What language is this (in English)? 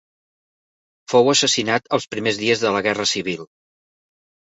Catalan